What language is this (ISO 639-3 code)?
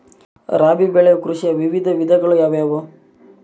kan